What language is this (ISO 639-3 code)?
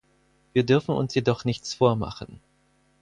deu